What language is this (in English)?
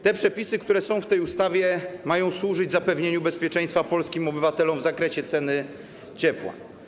Polish